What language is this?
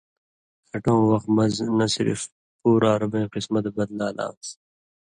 Indus Kohistani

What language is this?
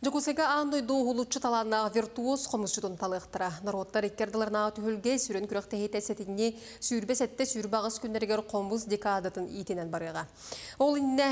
Russian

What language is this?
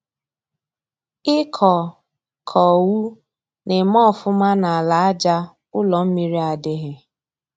Igbo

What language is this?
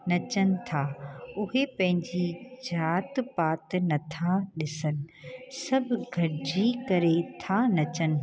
Sindhi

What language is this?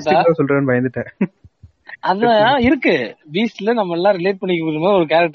Tamil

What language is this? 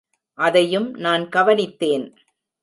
Tamil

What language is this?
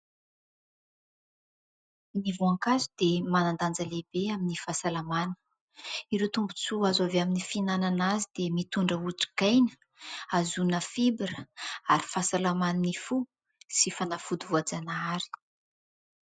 Malagasy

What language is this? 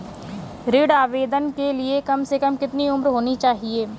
Hindi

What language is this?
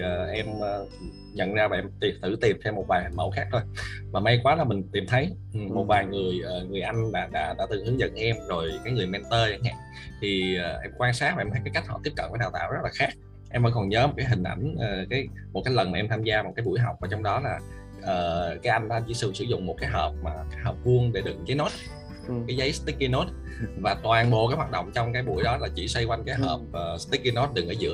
Vietnamese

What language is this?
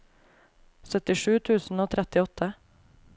Norwegian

